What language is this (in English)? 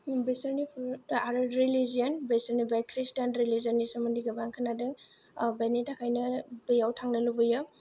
Bodo